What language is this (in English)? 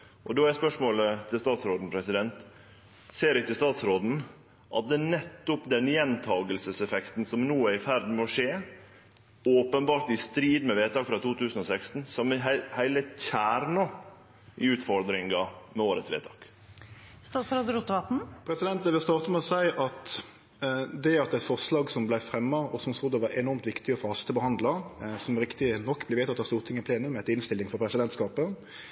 Norwegian Nynorsk